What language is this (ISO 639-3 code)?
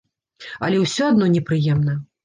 bel